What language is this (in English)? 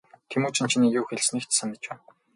Mongolian